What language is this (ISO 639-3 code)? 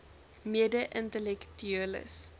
afr